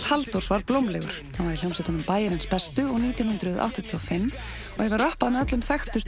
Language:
Icelandic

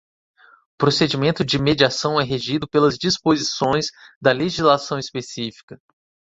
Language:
Portuguese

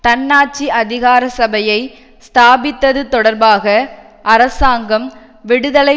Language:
Tamil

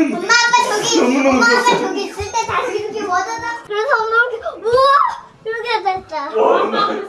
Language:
Korean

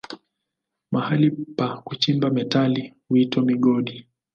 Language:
Swahili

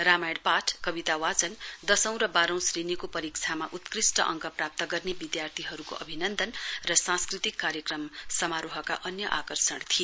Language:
Nepali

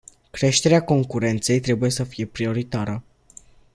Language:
Romanian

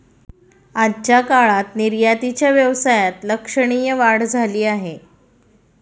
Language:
Marathi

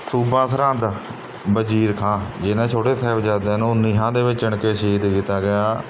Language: Punjabi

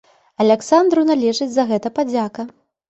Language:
Belarusian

